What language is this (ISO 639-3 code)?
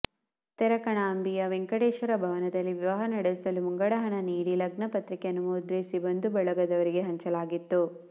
kan